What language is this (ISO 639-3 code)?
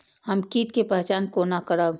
mai